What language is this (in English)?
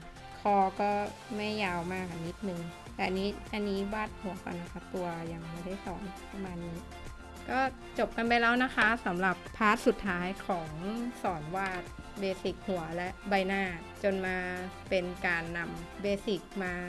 Thai